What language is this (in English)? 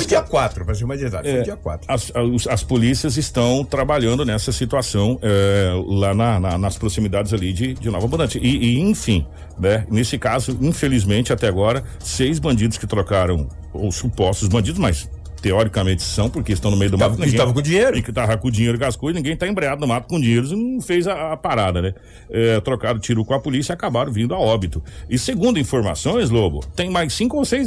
Portuguese